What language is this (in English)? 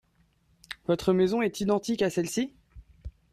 French